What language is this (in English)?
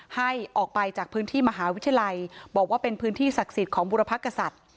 Thai